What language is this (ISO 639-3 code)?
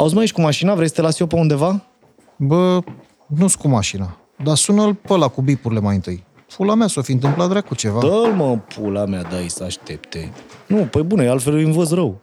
ron